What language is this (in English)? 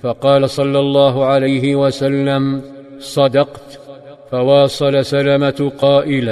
Arabic